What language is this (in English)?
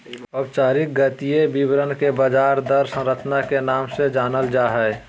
Magahi